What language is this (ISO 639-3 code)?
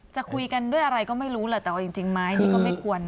tha